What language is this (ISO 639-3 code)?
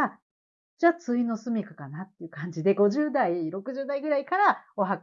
jpn